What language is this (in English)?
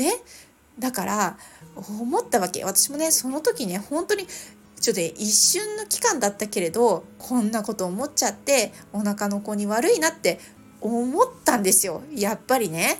Japanese